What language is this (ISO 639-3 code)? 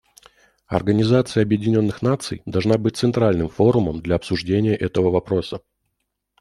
rus